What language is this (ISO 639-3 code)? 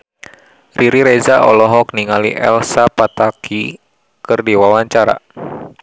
sun